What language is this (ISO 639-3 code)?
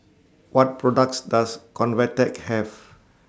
eng